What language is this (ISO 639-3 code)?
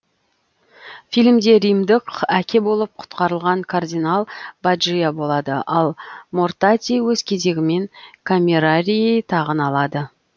kaz